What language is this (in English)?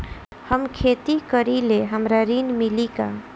Bhojpuri